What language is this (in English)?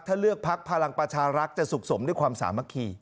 Thai